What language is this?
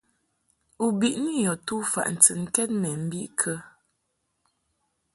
Mungaka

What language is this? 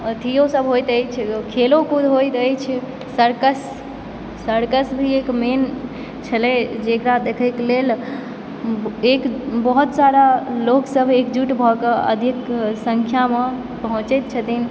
Maithili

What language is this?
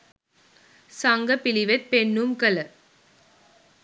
Sinhala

